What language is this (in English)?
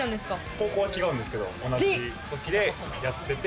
Japanese